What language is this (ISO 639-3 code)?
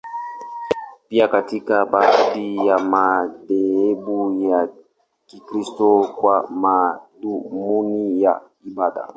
swa